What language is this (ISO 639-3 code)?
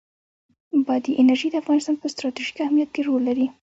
pus